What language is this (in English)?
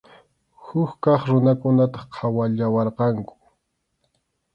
Arequipa-La Unión Quechua